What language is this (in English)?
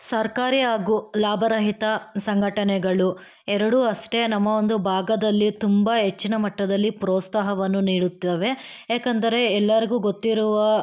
Kannada